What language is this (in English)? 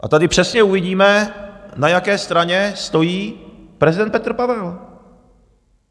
Czech